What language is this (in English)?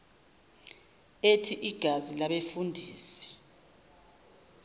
Zulu